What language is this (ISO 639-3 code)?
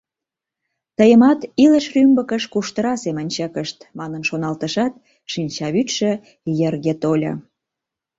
chm